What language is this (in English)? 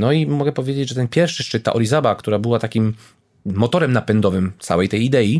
Polish